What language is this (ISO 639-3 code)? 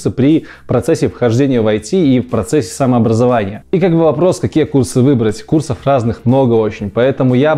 rus